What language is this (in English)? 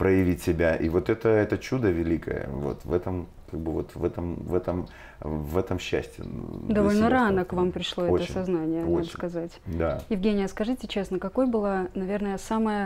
Russian